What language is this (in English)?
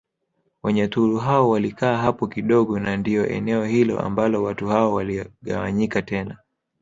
Swahili